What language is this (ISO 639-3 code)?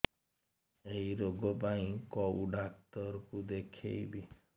ori